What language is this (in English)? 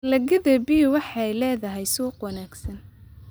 Somali